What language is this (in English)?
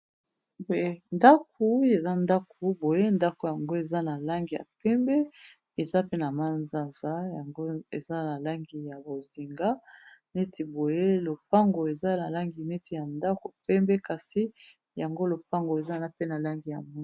Lingala